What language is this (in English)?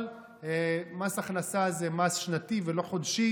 Hebrew